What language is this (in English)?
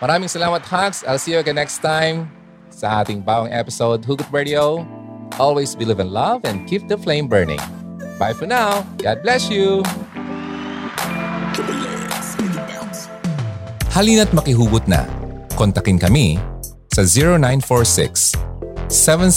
Filipino